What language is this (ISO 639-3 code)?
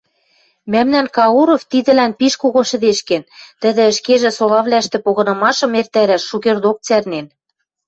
mrj